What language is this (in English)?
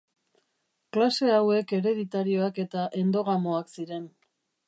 Basque